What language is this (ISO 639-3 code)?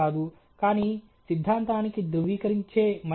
tel